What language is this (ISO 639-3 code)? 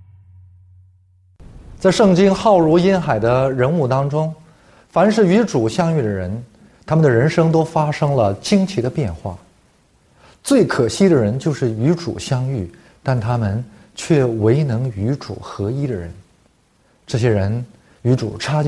zho